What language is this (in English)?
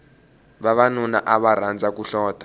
Tsonga